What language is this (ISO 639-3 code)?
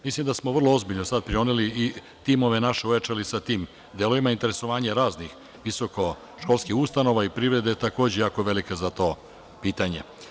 srp